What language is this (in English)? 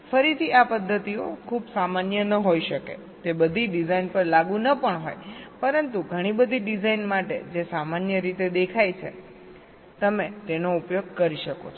Gujarati